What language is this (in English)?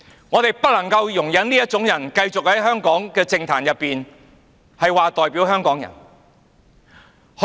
Cantonese